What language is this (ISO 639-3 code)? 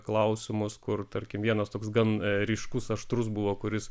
lit